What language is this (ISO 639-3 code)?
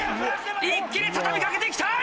jpn